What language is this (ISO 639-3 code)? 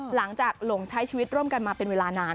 tha